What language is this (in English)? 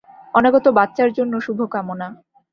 Bangla